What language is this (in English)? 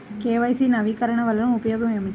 Telugu